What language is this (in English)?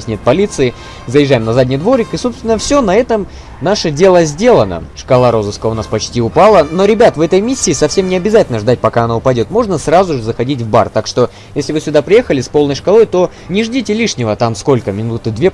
Russian